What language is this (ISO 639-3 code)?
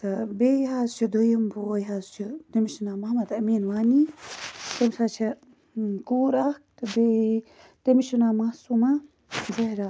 kas